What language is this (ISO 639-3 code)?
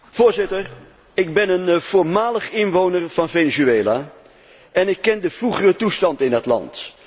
nld